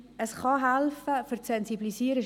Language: Swiss German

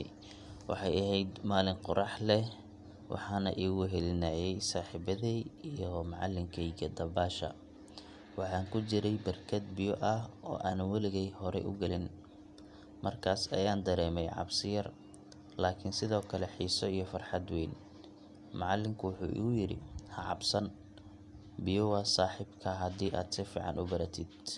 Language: Somali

